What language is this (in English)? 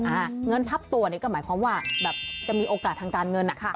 Thai